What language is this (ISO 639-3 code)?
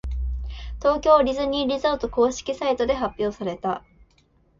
jpn